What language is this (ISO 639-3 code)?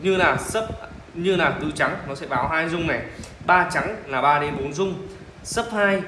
vie